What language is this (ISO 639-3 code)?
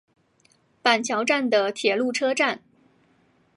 zho